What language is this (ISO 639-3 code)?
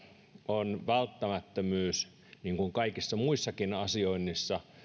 fin